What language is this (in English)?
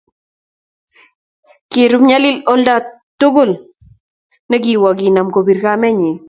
Kalenjin